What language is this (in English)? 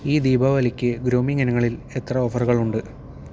Malayalam